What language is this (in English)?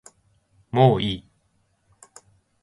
Japanese